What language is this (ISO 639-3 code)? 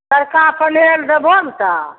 mai